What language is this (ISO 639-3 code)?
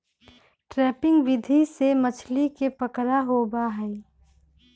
mag